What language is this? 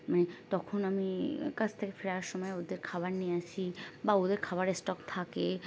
Bangla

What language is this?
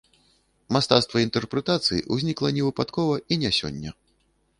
Belarusian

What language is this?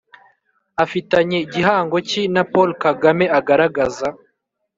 Kinyarwanda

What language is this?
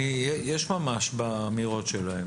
Hebrew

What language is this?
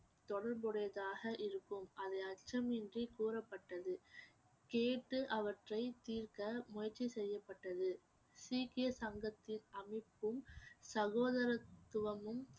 Tamil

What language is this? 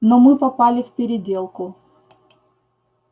Russian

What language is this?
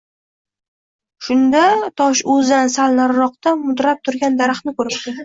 Uzbek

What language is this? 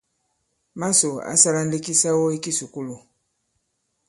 Bankon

